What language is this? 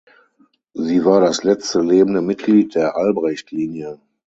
German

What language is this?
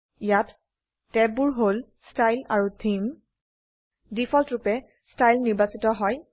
Assamese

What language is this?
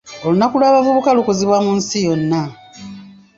Ganda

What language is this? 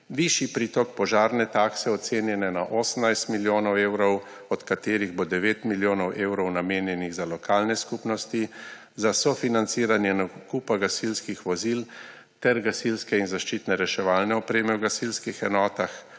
Slovenian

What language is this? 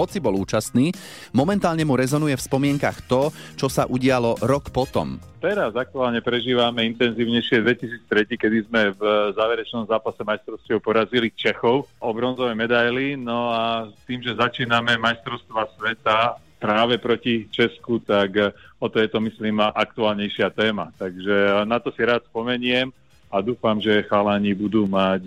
Slovak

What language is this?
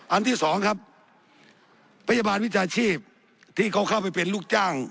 Thai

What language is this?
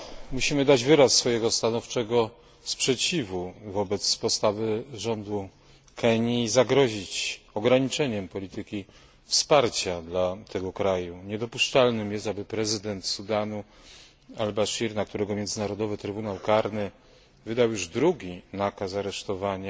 Polish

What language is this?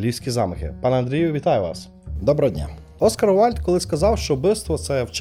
Ukrainian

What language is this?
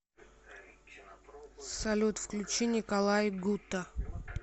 Russian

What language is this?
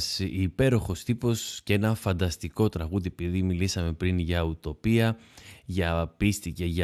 Greek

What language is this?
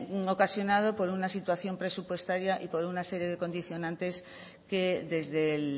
Spanish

